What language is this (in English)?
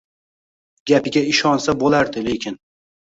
Uzbek